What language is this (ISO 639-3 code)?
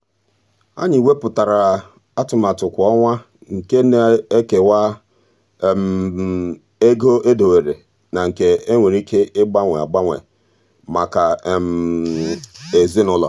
ibo